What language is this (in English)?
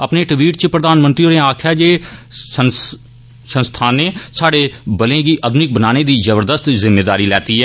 Dogri